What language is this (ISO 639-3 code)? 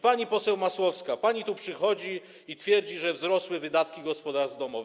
pol